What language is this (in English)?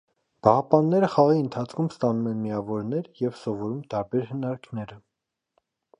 Armenian